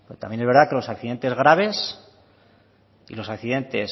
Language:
Spanish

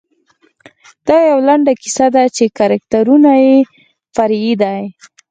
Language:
Pashto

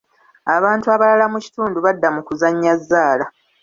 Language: Ganda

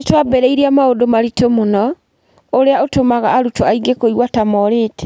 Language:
Kikuyu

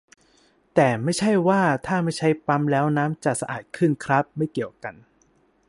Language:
Thai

